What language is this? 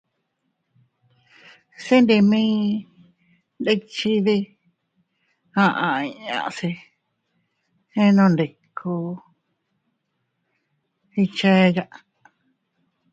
Teutila Cuicatec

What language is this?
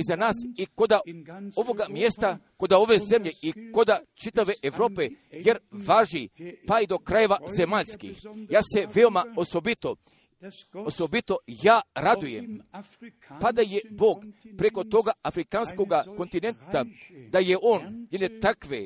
Croatian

